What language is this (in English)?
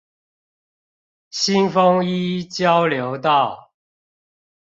Chinese